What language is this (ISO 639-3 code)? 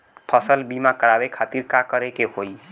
bho